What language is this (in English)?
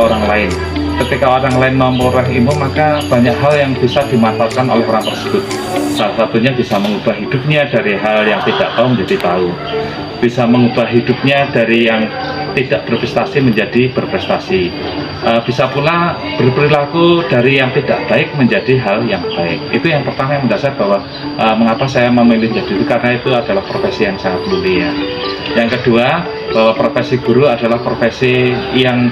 Indonesian